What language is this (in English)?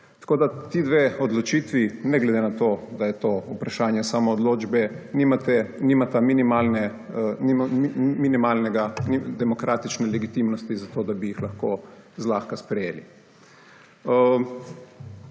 Slovenian